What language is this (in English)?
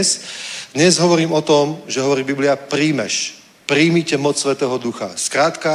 Czech